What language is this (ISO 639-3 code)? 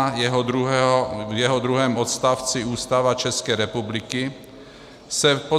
ces